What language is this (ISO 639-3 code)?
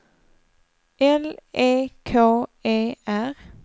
swe